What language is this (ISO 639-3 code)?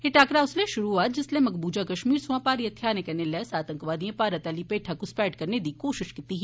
doi